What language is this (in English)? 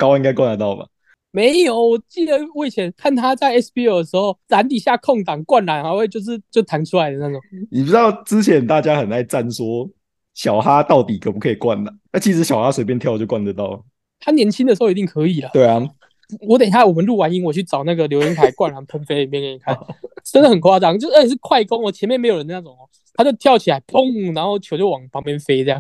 Chinese